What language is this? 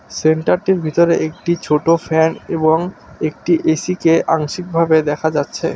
Bangla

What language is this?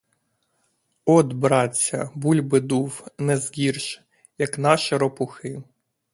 Ukrainian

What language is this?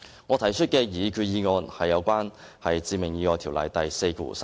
Cantonese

